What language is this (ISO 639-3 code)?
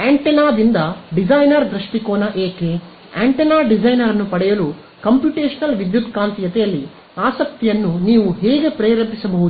kan